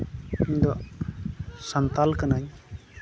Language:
Santali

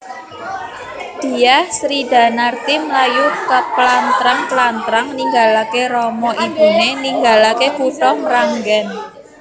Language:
Javanese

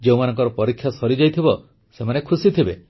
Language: Odia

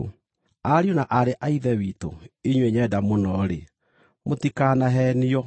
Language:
Kikuyu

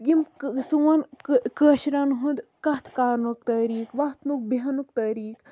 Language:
Kashmiri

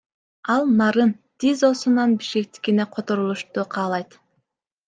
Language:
Kyrgyz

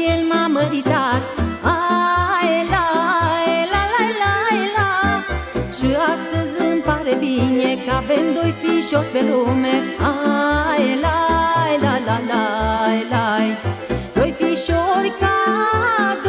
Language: Romanian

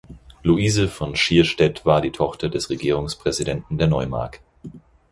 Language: German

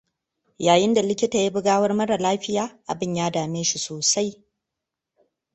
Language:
Hausa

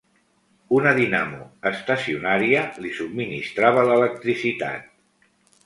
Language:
Catalan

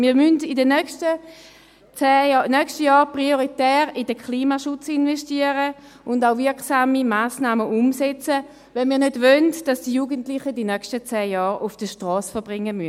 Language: Swiss German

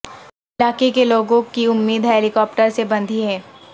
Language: Urdu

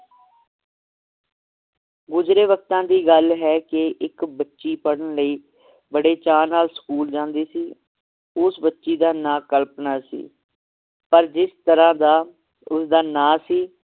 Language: Punjabi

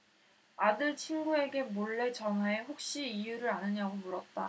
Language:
Korean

